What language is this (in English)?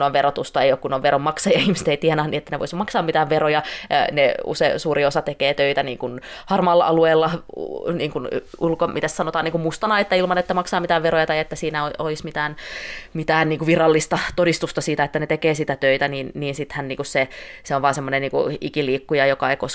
Finnish